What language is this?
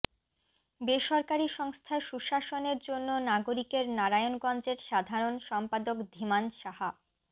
Bangla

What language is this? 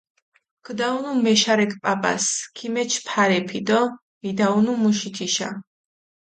Mingrelian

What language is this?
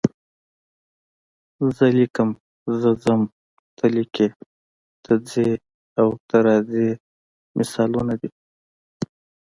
Pashto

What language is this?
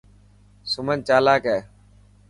Dhatki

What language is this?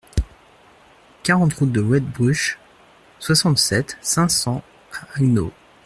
French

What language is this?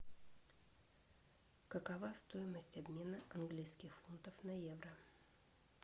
Russian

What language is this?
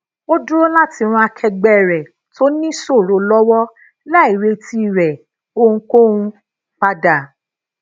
Yoruba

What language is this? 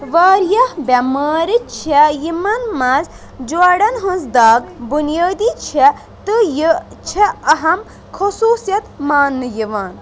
Kashmiri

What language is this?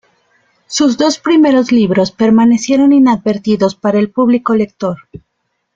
Spanish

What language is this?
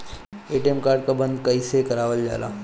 Bhojpuri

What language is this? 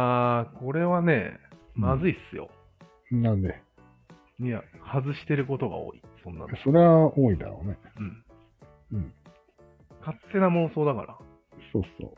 Japanese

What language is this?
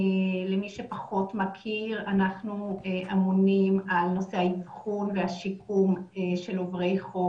Hebrew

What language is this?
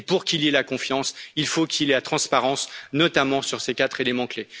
French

